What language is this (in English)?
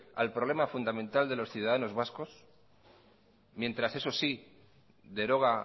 Spanish